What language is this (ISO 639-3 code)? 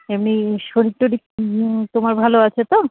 ben